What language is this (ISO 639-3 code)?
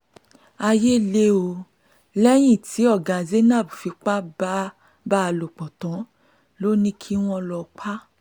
yor